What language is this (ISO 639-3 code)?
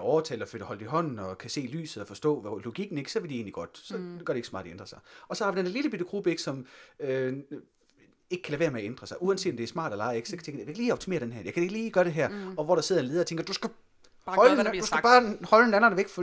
dan